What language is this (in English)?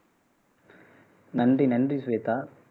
Tamil